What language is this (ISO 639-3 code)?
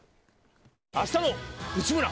jpn